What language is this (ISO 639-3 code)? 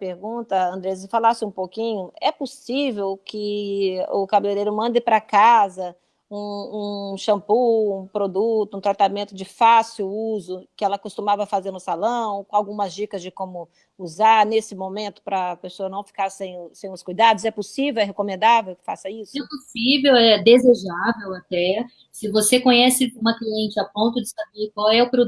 por